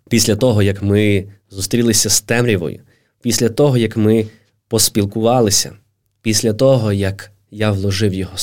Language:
Ukrainian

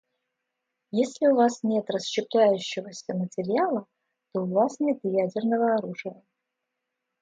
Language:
Russian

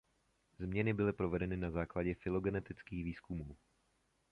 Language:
Czech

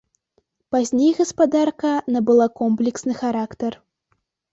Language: Belarusian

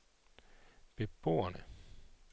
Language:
Danish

